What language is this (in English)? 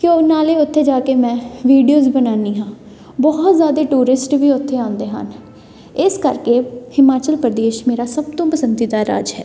Punjabi